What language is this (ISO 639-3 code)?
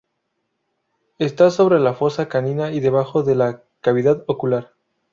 spa